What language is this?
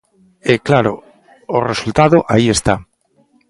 Galician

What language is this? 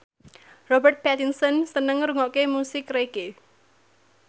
Javanese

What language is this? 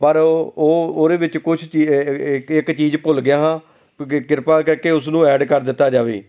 Punjabi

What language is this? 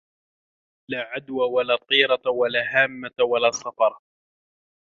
Arabic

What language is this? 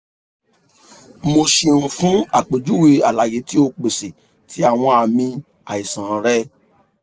Yoruba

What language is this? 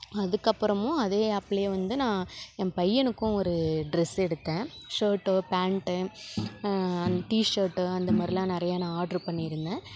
Tamil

